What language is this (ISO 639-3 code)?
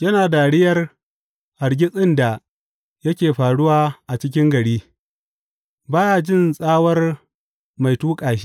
hau